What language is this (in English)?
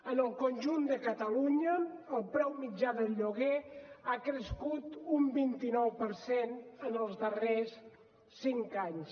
Catalan